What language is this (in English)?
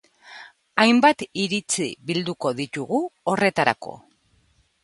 Basque